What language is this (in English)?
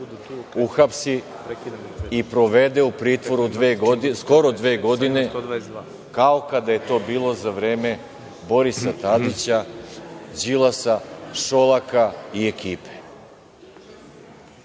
Serbian